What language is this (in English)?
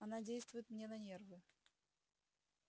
Russian